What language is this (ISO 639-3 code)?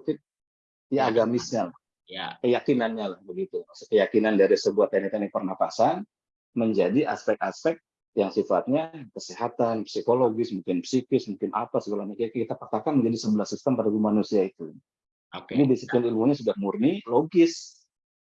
ind